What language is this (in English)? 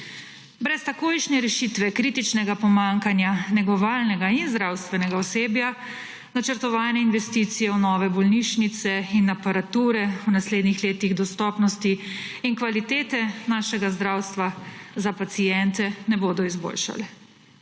Slovenian